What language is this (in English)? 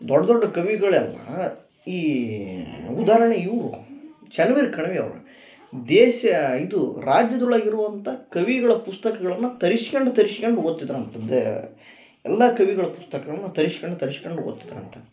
Kannada